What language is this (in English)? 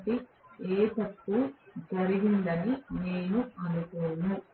Telugu